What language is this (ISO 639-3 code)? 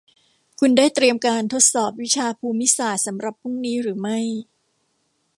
tha